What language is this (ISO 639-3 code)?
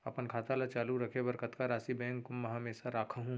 hne